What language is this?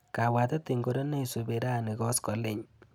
Kalenjin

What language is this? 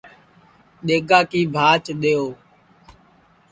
Sansi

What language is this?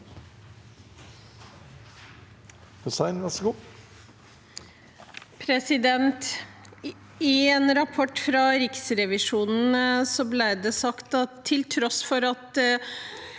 Norwegian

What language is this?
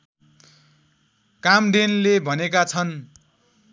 Nepali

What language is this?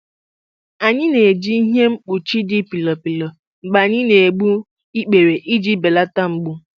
Igbo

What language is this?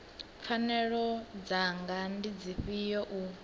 Venda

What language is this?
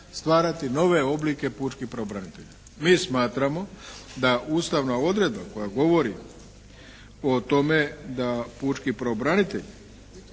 Croatian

